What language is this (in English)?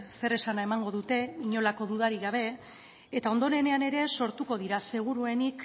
Basque